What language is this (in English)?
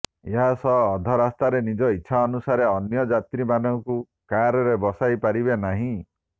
Odia